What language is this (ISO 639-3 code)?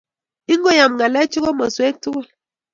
kln